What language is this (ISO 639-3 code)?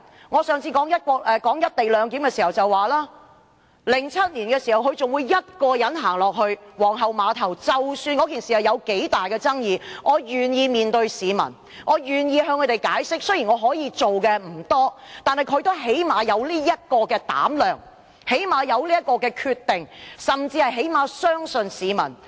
yue